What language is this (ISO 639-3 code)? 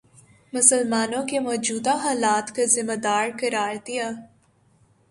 urd